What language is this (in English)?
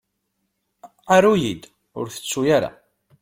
Kabyle